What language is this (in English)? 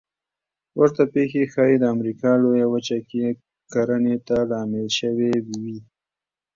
Pashto